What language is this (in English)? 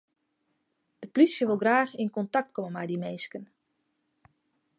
Western Frisian